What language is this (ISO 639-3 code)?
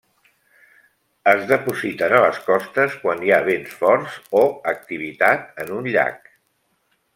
cat